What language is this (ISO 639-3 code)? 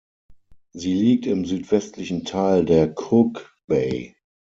deu